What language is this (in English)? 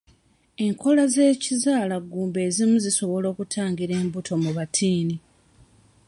Ganda